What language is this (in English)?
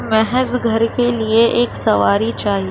Urdu